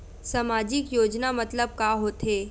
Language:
Chhattisgarhi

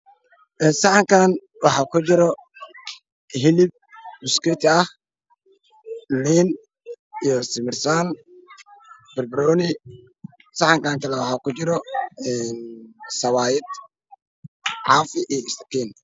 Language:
Somali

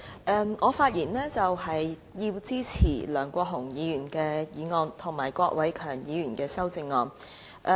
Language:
Cantonese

